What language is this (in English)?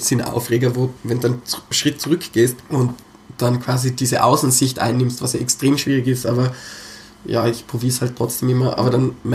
German